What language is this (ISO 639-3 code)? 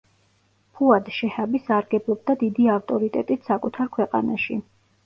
kat